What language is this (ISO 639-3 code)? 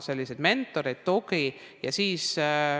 est